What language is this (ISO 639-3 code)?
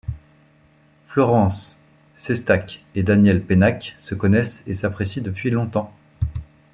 fra